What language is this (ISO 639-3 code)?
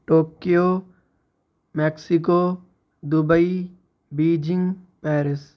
urd